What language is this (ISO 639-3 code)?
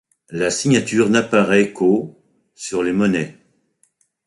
fra